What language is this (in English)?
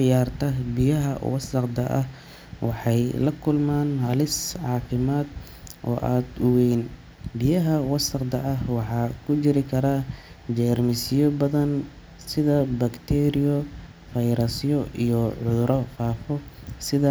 Somali